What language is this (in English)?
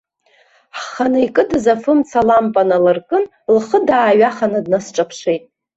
Abkhazian